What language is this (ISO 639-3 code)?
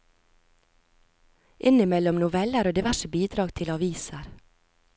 nor